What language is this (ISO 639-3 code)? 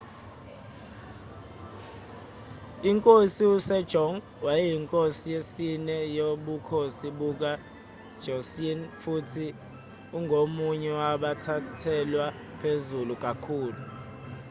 zul